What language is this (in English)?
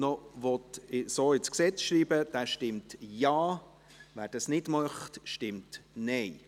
Swiss German